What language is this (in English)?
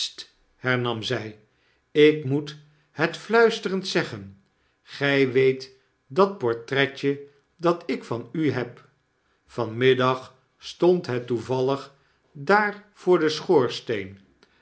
Dutch